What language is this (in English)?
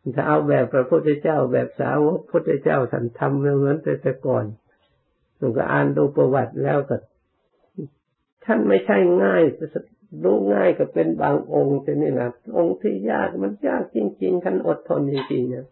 Thai